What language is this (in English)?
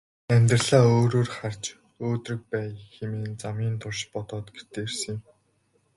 Mongolian